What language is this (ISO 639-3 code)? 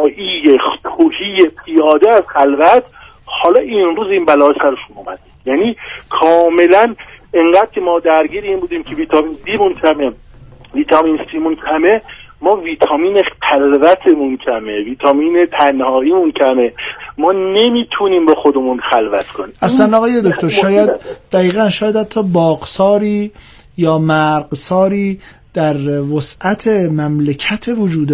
fas